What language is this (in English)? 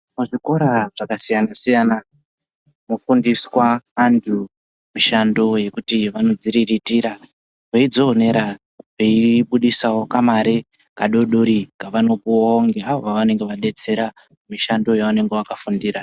Ndau